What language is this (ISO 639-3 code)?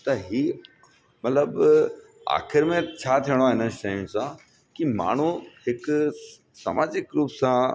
snd